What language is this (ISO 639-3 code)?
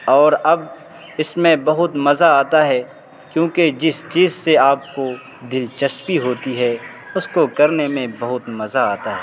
urd